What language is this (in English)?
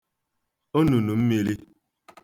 Igbo